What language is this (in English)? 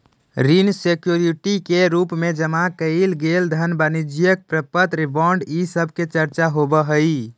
Magahi